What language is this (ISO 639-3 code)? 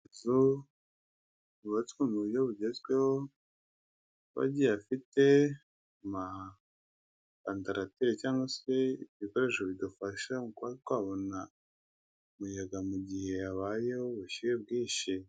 kin